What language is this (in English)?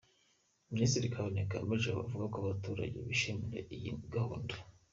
Kinyarwanda